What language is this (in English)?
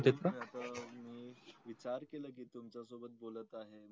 Marathi